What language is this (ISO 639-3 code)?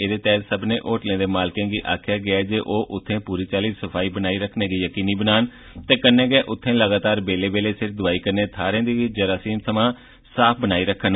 doi